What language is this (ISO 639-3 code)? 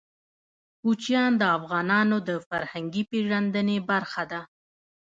pus